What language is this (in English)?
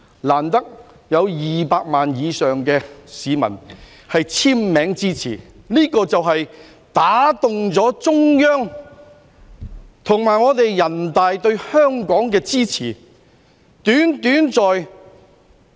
Cantonese